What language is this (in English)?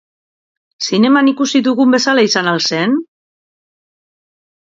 Basque